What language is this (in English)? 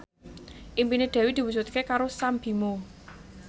Javanese